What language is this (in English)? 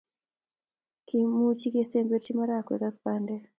Kalenjin